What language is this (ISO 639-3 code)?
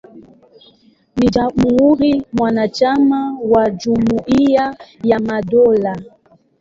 swa